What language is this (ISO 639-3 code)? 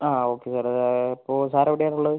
mal